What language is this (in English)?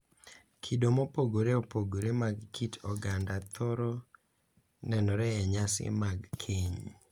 Luo (Kenya and Tanzania)